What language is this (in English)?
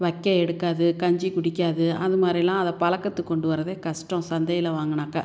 Tamil